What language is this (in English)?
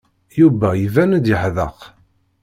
Kabyle